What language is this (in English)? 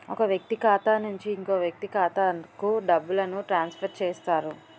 Telugu